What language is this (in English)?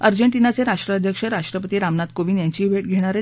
Marathi